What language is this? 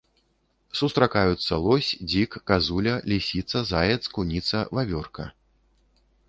Belarusian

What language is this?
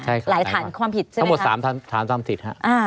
Thai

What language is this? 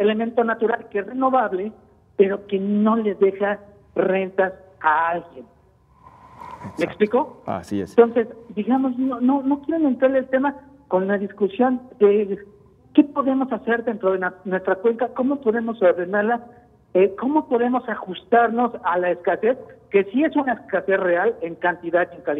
Spanish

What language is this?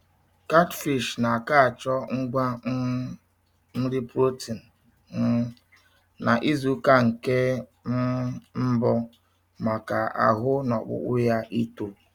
Igbo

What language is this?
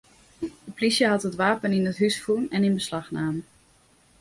Western Frisian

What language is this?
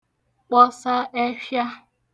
Igbo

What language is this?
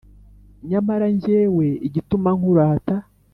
Kinyarwanda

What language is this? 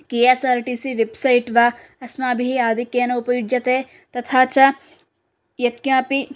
Sanskrit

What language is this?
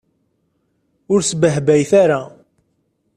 Kabyle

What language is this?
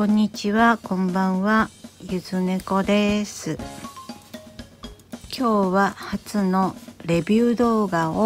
Japanese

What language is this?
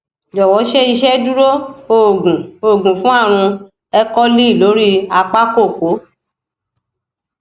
Yoruba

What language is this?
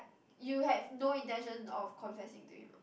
English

